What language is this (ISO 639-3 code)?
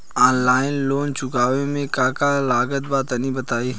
bho